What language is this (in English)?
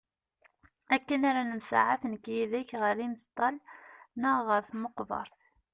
Kabyle